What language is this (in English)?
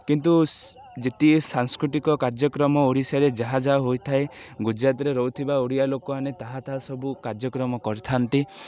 Odia